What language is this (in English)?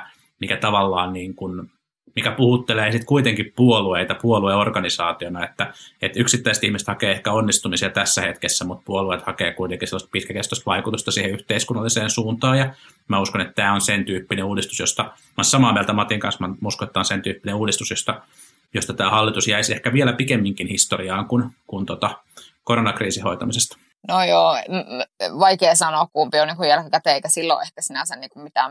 Finnish